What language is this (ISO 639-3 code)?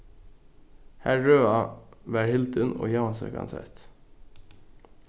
fao